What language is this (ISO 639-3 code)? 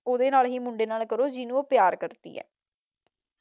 pan